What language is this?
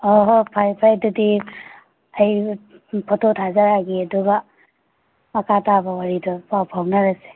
Manipuri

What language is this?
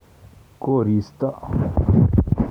Kalenjin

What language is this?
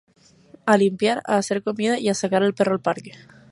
Spanish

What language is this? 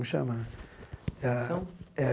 Portuguese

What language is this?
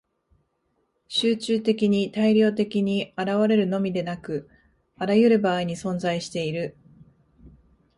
Japanese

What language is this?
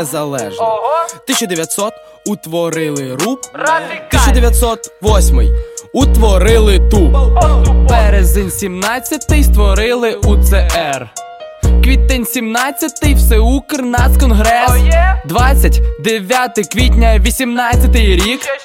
Ukrainian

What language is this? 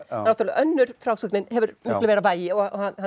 Icelandic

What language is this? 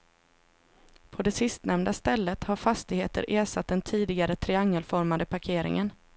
Swedish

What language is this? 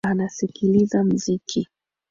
Swahili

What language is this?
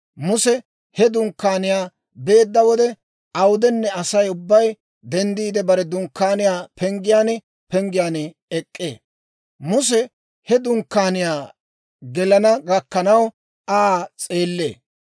Dawro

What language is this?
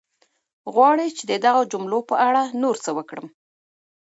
Pashto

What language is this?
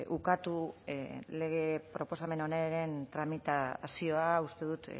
Basque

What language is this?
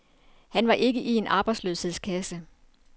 Danish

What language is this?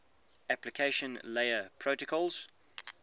English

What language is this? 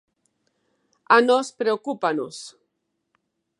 Galician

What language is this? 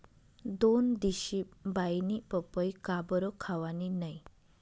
Marathi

